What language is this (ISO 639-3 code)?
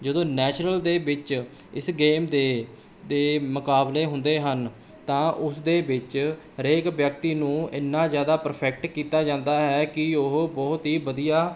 pan